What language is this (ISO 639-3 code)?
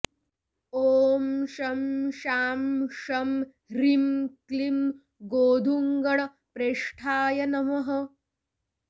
san